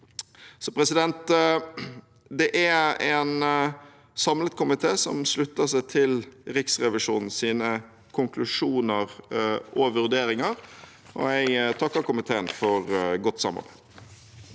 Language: Norwegian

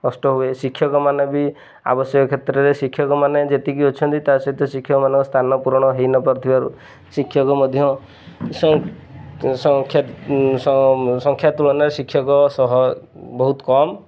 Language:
Odia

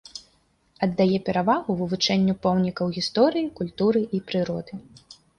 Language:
Belarusian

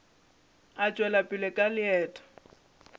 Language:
Northern Sotho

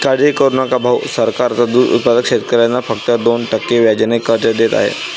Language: Marathi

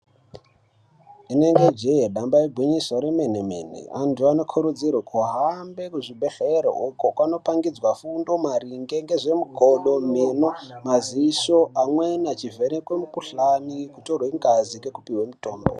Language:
Ndau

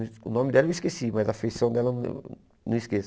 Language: Portuguese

